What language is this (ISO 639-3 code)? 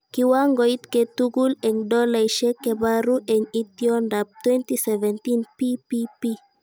kln